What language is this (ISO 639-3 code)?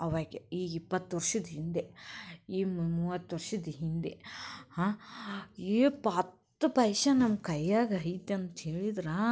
kan